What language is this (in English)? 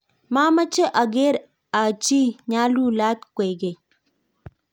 Kalenjin